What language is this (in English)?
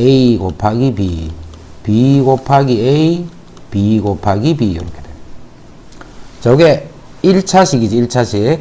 Korean